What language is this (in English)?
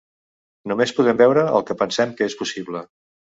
Catalan